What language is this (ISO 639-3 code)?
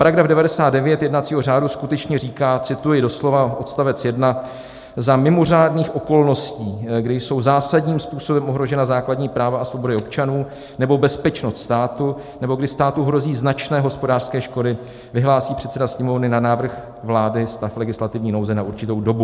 ces